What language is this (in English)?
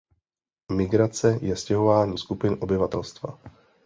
Czech